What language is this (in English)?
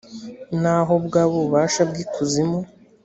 Kinyarwanda